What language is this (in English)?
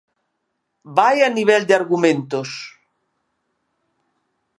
Galician